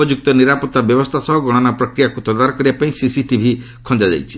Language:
Odia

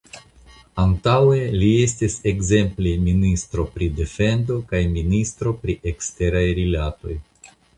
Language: Esperanto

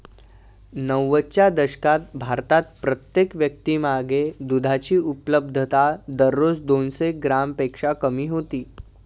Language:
Marathi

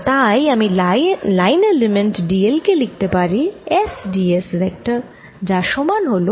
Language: Bangla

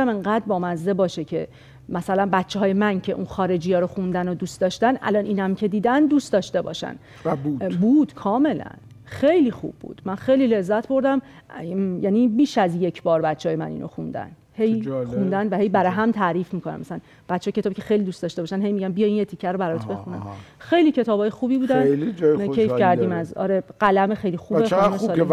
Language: Persian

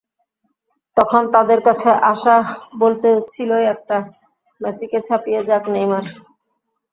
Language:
Bangla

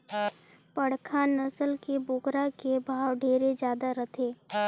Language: Chhattisgarhi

